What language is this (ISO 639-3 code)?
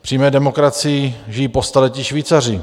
ces